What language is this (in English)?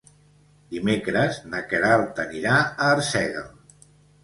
Catalan